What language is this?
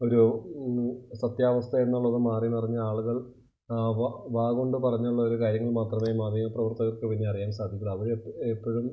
Malayalam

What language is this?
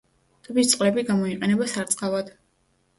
Georgian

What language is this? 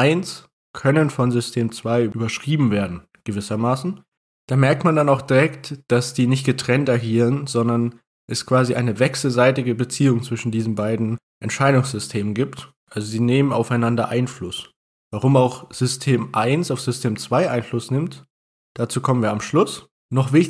German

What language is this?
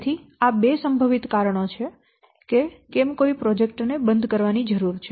Gujarati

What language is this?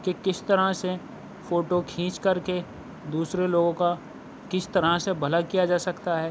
Urdu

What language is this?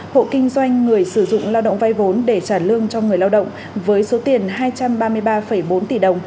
Vietnamese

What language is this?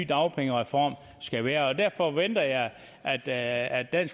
Danish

